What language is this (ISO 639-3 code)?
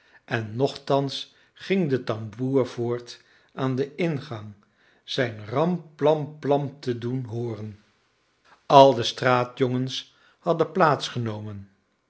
nld